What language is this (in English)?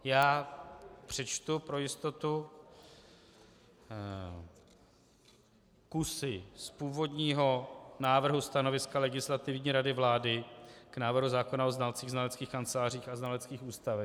Czech